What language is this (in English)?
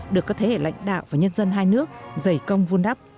Vietnamese